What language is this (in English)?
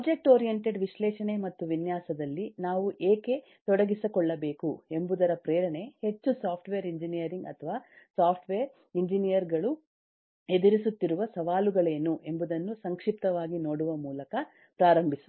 Kannada